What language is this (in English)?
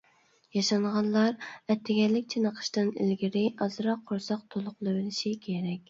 Uyghur